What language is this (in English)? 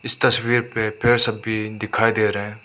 Hindi